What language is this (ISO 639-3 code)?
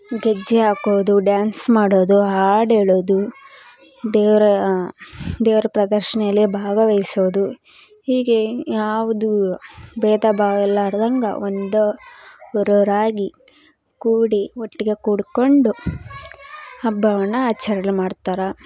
kan